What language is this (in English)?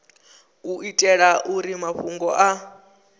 Venda